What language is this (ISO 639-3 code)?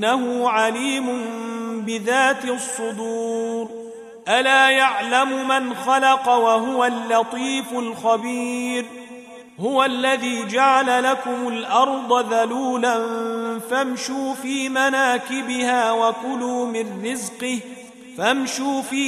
ara